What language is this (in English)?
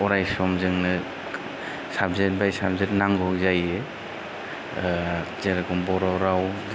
Bodo